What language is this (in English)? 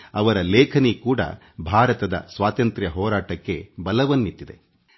Kannada